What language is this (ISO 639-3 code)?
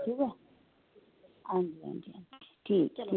doi